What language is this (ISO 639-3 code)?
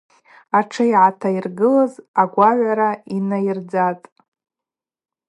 abq